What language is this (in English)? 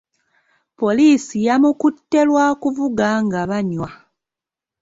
Ganda